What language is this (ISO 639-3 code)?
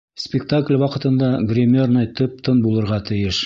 bak